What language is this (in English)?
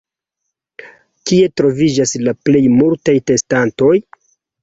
Esperanto